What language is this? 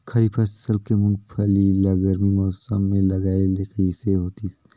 Chhattisgarhi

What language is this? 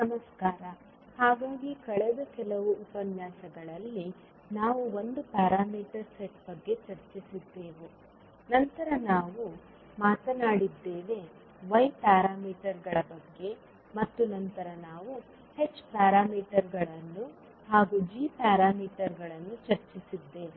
Kannada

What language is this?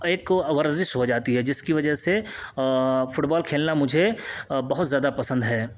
Urdu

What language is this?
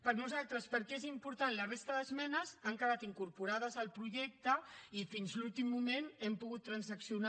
Catalan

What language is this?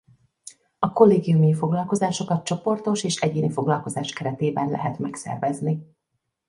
Hungarian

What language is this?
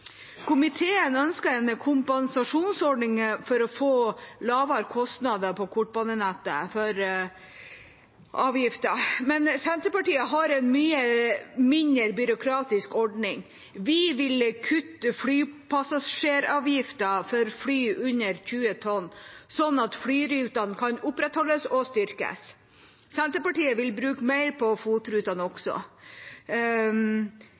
Norwegian Bokmål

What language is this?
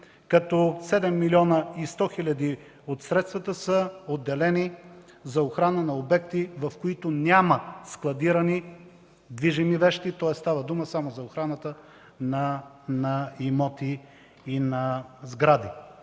Bulgarian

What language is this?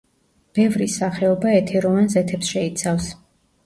Georgian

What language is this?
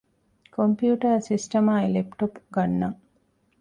Divehi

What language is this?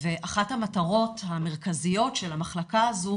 Hebrew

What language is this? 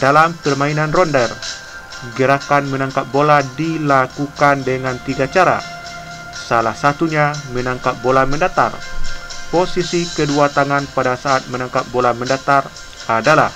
Indonesian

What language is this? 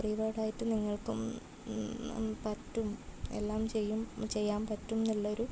Malayalam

